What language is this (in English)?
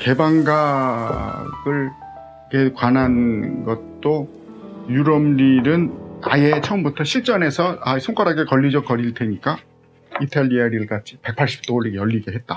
Korean